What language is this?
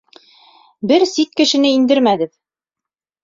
Bashkir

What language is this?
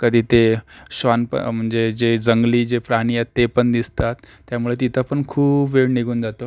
Marathi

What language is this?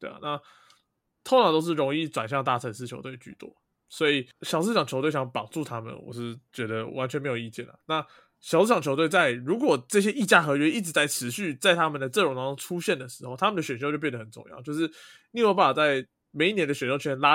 Chinese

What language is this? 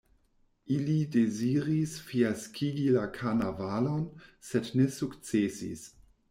Esperanto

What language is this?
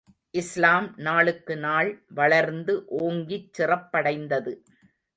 Tamil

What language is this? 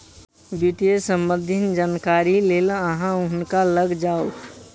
Maithili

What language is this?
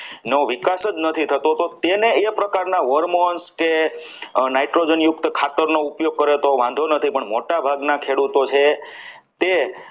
Gujarati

